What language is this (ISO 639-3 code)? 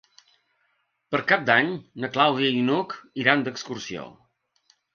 cat